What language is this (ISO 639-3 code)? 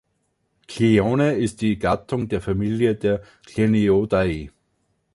deu